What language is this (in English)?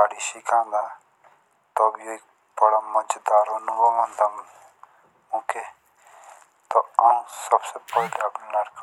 Jaunsari